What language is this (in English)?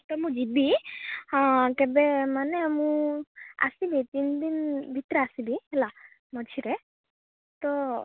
Odia